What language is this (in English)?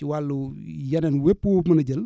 Wolof